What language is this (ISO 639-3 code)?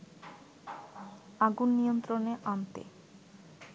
ben